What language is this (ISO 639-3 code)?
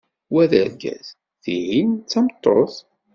kab